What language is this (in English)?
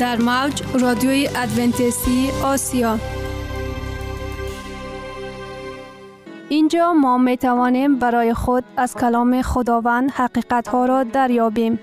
Persian